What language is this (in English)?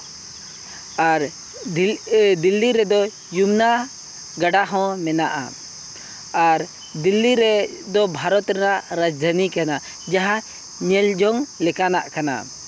Santali